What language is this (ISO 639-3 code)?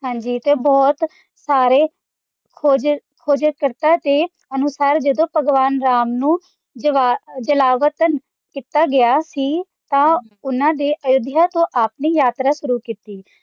pan